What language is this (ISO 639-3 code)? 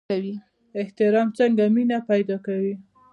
pus